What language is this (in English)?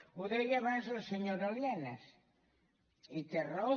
Catalan